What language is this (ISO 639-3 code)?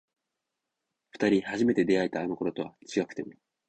jpn